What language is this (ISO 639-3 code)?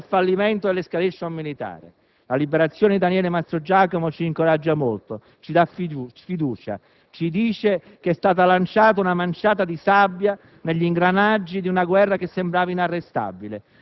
ita